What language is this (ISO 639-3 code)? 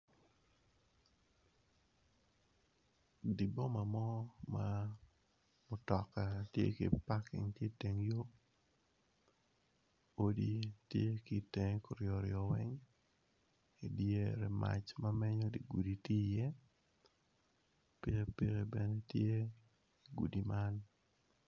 ach